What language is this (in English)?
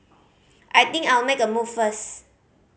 English